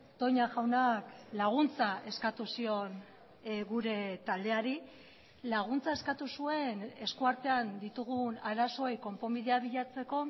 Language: Basque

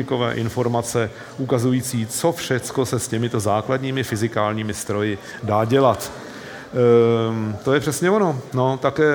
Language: Czech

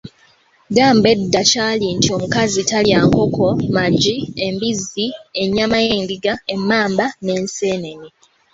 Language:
Ganda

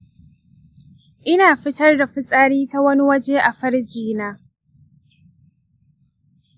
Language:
Hausa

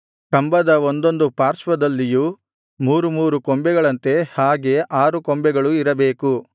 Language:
Kannada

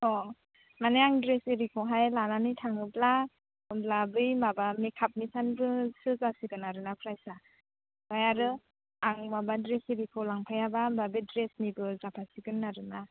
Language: Bodo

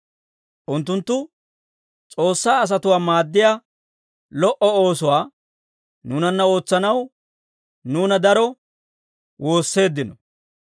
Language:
Dawro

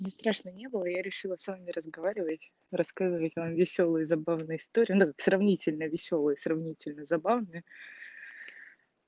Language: Russian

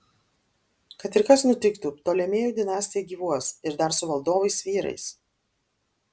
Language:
Lithuanian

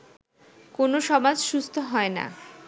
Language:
Bangla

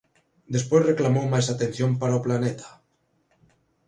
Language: Galician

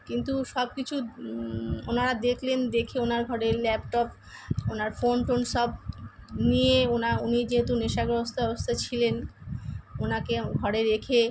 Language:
Bangla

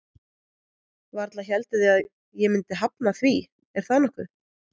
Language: Icelandic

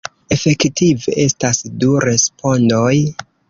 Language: Esperanto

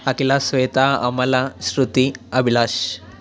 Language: Telugu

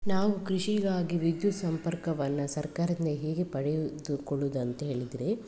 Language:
Kannada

